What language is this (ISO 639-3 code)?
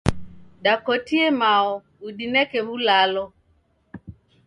dav